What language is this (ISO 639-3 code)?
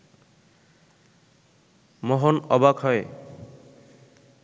ben